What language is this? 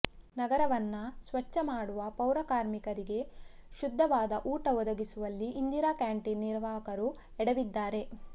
Kannada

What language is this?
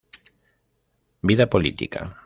Spanish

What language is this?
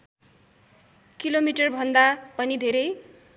Nepali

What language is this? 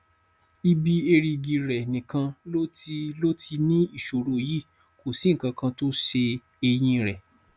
Yoruba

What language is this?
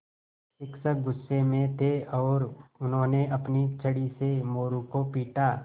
Hindi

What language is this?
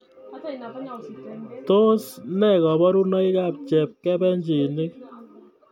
Kalenjin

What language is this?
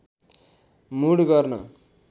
Nepali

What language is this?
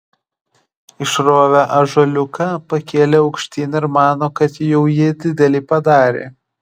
Lithuanian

